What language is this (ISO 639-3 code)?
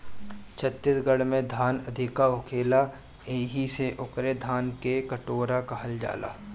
bho